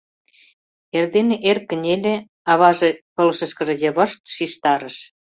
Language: Mari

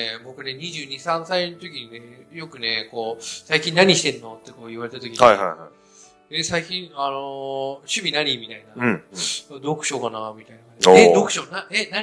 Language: Japanese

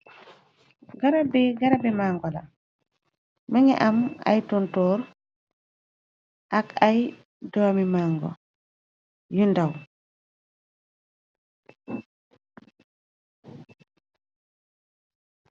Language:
Wolof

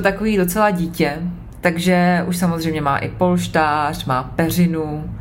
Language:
Czech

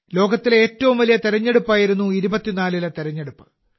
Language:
Malayalam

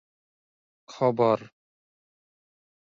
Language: Santali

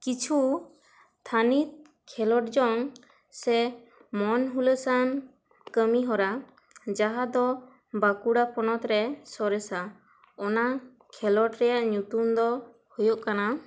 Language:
Santali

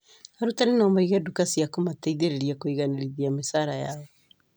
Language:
Kikuyu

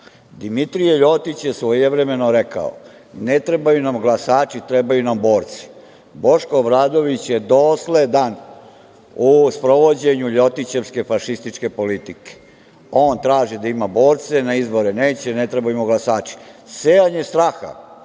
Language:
Serbian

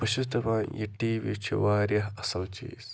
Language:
Kashmiri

